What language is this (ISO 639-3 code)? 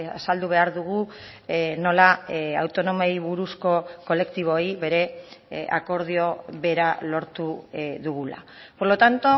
eus